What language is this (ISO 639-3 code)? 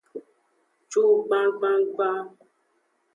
ajg